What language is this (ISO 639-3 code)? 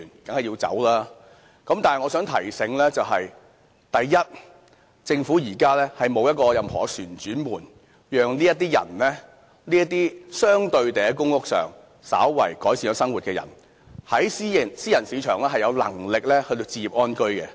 yue